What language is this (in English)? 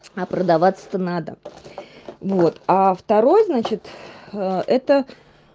Russian